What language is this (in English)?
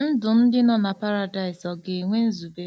Igbo